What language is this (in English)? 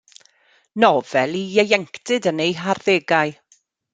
Welsh